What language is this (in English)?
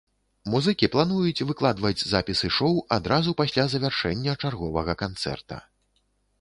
Belarusian